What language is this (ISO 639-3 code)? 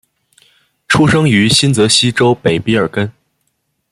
zho